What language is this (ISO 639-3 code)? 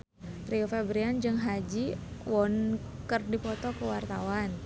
sun